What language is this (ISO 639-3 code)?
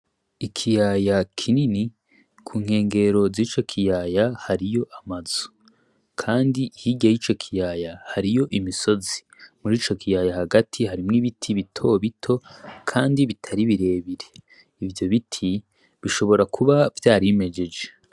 run